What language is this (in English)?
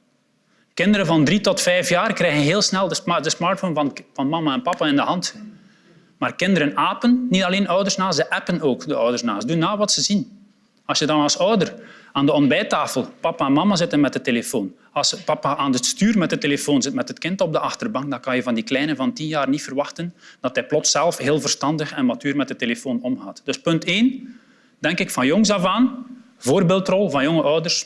Dutch